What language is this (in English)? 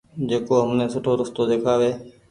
Goaria